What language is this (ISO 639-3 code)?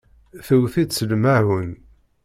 kab